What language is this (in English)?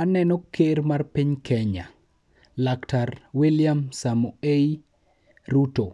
Luo (Kenya and Tanzania)